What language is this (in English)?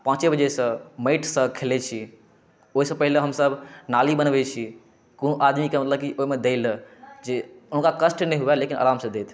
Maithili